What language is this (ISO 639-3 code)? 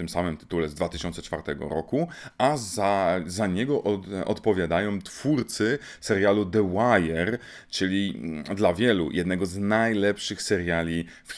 pol